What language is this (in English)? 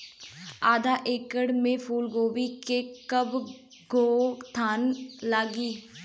Bhojpuri